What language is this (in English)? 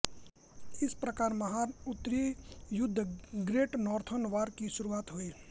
Hindi